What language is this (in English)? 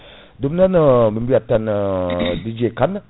Fula